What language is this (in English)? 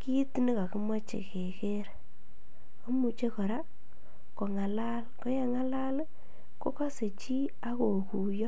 Kalenjin